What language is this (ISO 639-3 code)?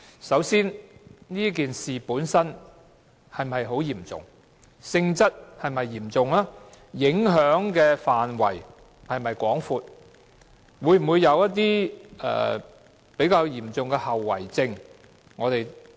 yue